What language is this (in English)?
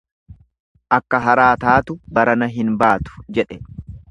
Oromo